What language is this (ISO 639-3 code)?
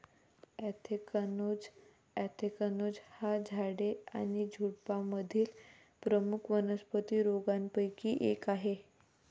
mar